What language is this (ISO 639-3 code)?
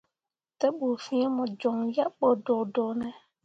mua